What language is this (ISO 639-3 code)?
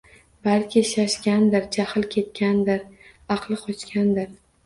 uzb